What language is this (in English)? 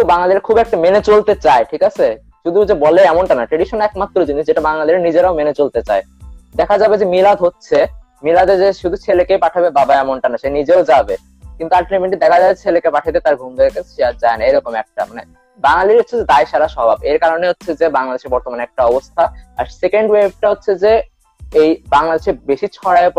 Bangla